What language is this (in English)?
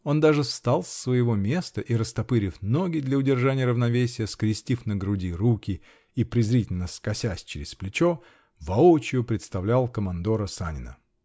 Russian